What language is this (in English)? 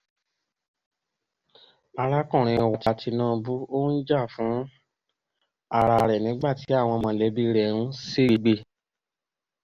Yoruba